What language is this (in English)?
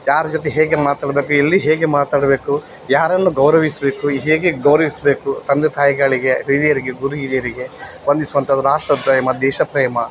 Kannada